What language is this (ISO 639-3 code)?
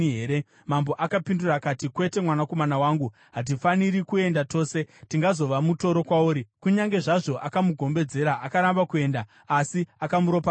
sna